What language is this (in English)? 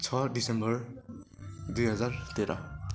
Nepali